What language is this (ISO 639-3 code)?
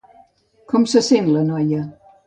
cat